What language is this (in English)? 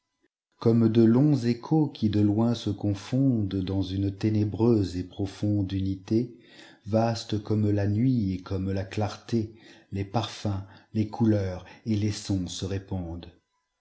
French